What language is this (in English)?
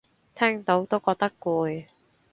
Cantonese